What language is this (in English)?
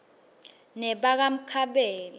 Swati